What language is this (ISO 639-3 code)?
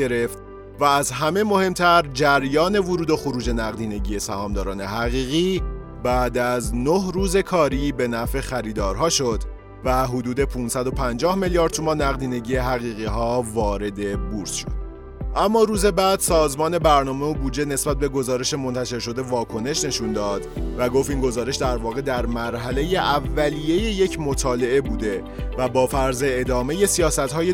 fas